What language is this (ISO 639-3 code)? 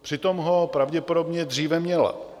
ces